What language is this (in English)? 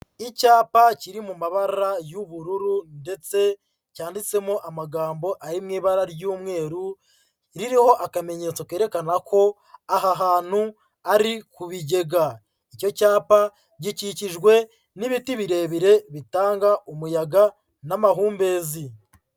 Kinyarwanda